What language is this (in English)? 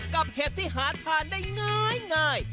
Thai